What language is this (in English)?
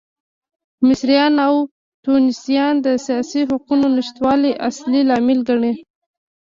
Pashto